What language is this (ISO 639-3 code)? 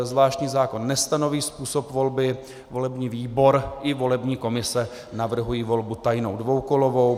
ces